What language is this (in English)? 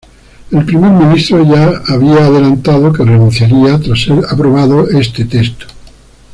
Spanish